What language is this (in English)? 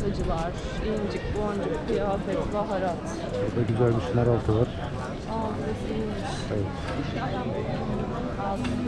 Turkish